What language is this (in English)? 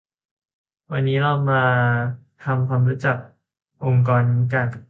Thai